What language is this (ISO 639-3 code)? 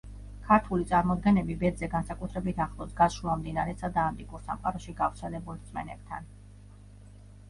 kat